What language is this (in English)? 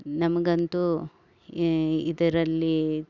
Kannada